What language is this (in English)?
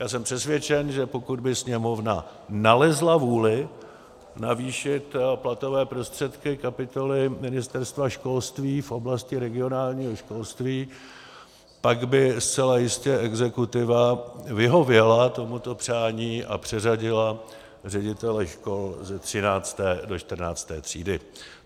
Czech